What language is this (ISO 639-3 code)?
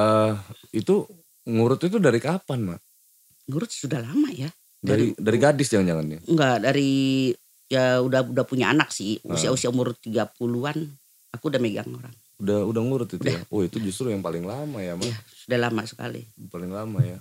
ind